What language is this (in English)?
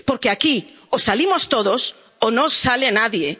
Spanish